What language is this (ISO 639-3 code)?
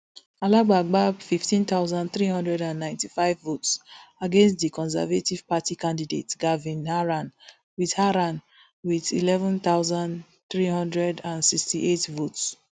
pcm